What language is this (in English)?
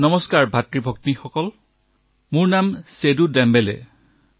Assamese